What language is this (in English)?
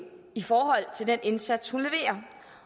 Danish